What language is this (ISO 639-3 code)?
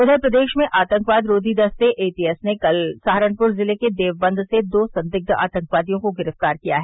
hin